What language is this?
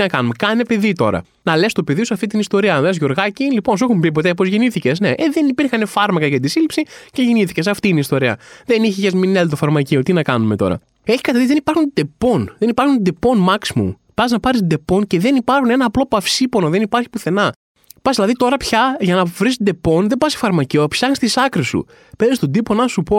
Greek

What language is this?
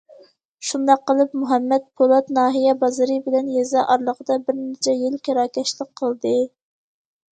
Uyghur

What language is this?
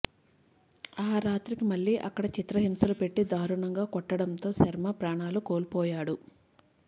Telugu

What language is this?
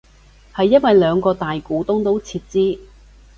Cantonese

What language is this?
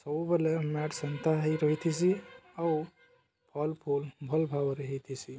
Odia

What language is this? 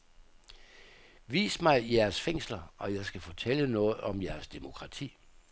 Danish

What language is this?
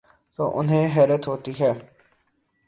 Urdu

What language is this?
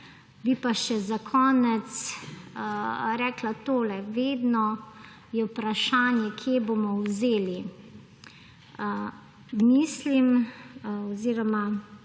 Slovenian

